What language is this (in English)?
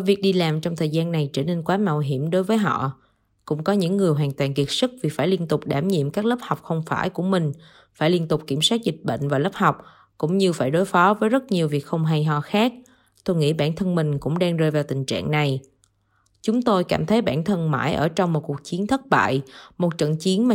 Vietnamese